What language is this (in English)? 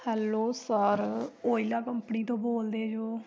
Punjabi